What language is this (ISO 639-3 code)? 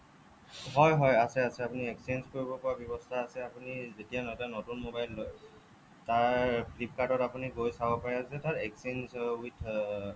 asm